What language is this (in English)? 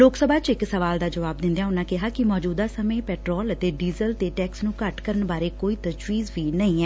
Punjabi